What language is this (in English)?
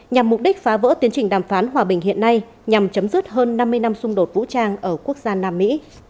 Vietnamese